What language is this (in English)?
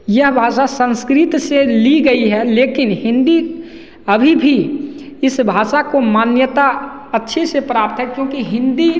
Hindi